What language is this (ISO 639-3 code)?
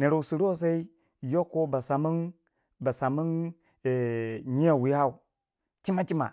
wja